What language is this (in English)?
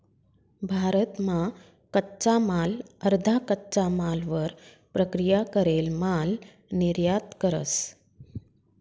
Marathi